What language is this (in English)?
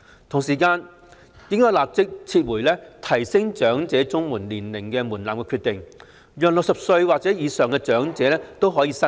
Cantonese